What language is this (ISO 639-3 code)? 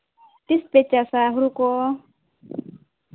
sat